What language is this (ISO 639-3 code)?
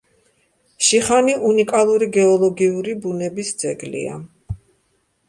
kat